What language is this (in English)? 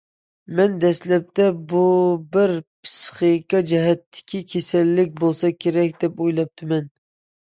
Uyghur